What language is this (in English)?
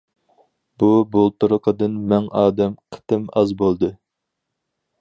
Uyghur